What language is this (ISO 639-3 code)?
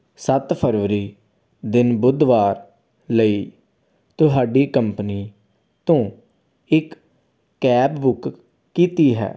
pan